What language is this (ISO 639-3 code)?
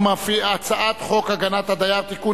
heb